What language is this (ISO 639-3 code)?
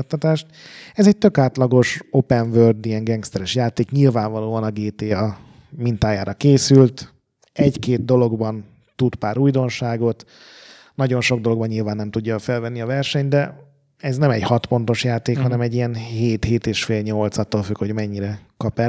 hun